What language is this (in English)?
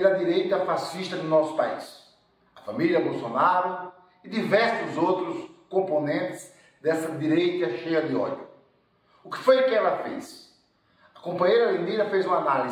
Portuguese